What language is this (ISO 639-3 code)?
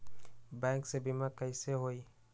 mag